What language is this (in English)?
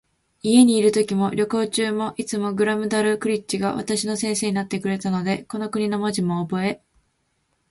Japanese